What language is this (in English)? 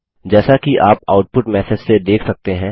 Hindi